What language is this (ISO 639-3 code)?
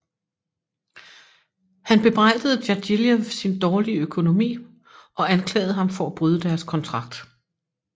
dan